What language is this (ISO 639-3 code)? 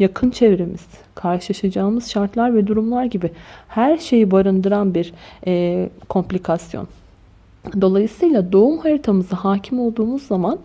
tur